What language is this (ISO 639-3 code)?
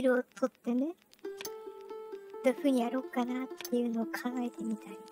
jpn